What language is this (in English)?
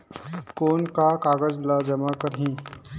Chhattisgarhi